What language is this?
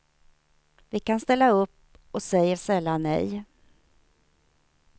Swedish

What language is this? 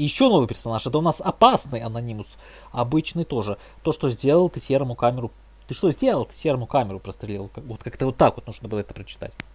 Russian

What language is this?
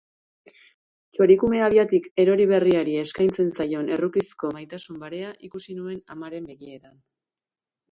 Basque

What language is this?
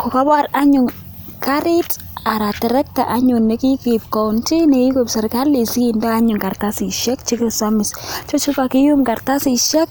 Kalenjin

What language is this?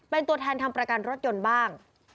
Thai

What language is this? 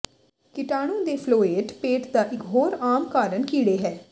Punjabi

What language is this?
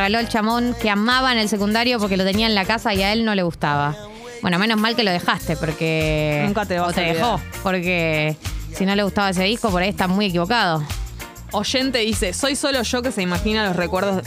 Spanish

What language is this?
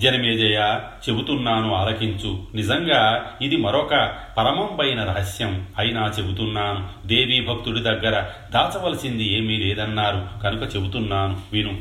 Telugu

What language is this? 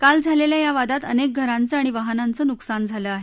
Marathi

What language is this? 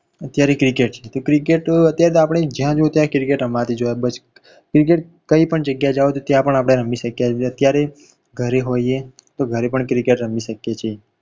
Gujarati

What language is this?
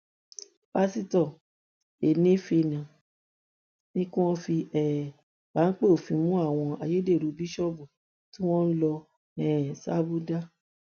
Yoruba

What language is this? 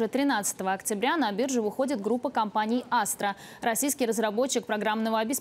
Russian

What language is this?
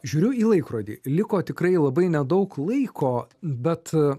Lithuanian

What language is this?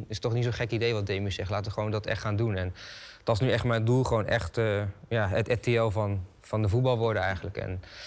Dutch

